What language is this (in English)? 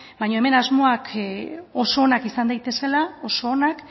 Basque